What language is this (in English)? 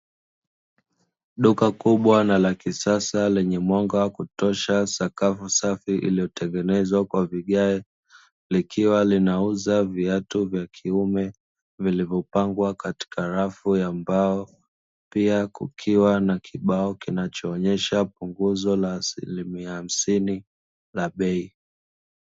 Swahili